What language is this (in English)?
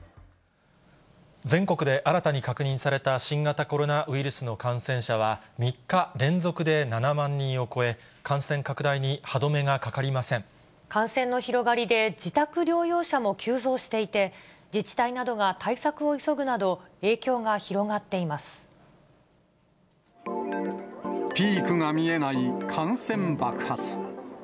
Japanese